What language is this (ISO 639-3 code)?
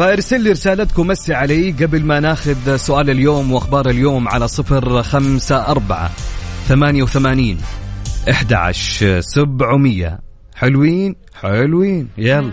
ara